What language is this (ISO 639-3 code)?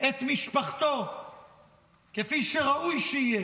heb